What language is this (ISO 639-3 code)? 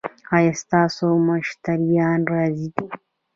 pus